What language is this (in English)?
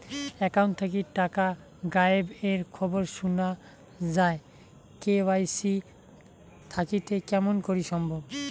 Bangla